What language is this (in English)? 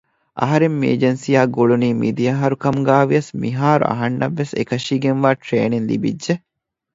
Divehi